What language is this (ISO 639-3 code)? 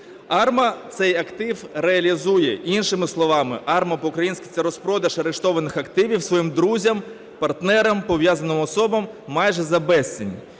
ukr